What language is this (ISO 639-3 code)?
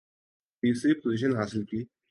urd